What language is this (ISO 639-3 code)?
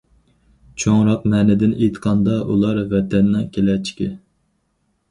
uig